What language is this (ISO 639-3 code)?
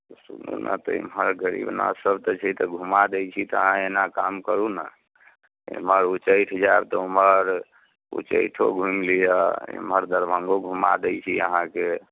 mai